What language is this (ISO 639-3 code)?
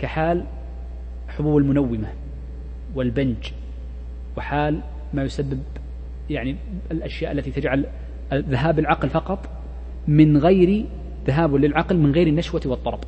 ara